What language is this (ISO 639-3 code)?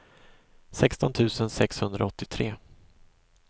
swe